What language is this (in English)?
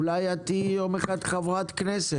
Hebrew